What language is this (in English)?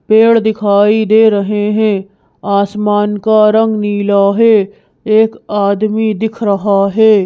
Hindi